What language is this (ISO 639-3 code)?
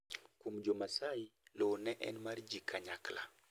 luo